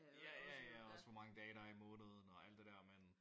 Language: Danish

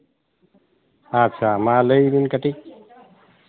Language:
Santali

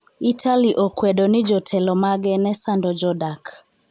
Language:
Luo (Kenya and Tanzania)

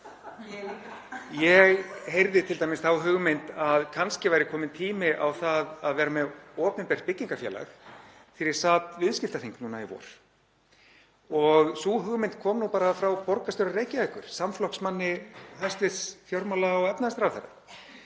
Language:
Icelandic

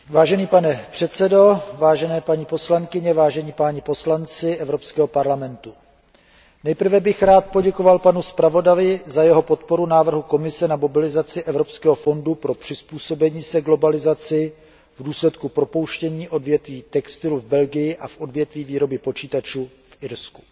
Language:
Czech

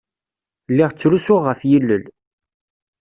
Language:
Kabyle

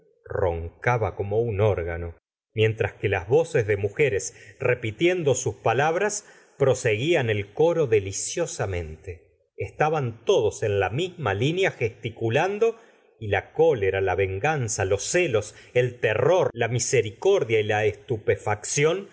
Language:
Spanish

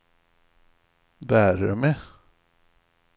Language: Swedish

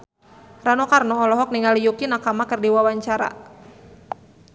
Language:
Sundanese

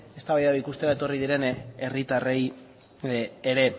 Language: Basque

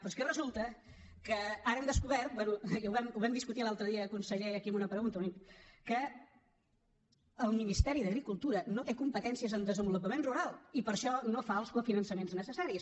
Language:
Catalan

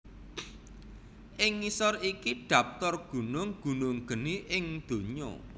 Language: Javanese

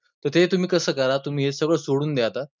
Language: Marathi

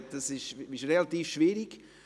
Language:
Swiss German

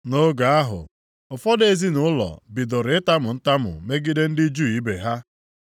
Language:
Igbo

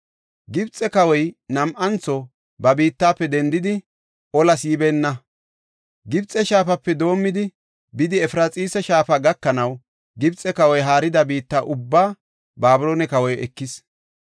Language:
Gofa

